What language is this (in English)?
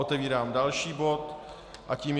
Czech